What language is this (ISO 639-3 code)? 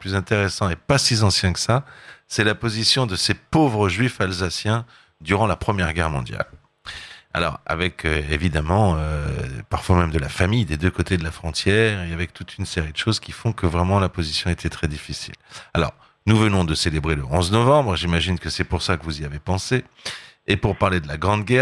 fra